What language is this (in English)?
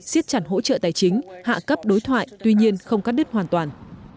Vietnamese